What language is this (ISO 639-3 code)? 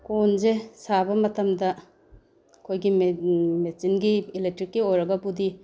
mni